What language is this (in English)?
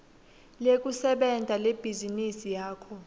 Swati